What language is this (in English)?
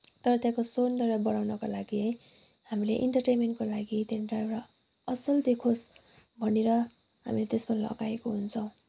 Nepali